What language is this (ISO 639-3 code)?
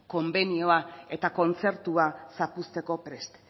eus